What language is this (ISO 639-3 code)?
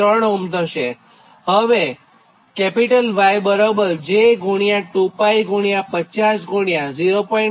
guj